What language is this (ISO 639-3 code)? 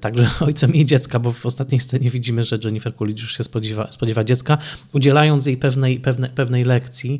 pol